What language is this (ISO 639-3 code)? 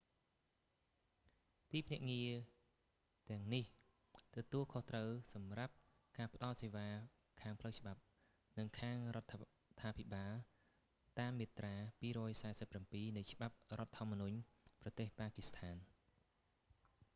khm